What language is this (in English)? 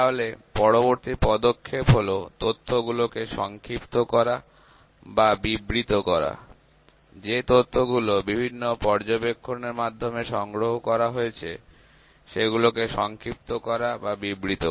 Bangla